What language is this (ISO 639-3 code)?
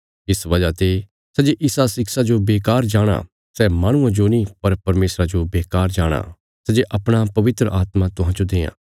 kfs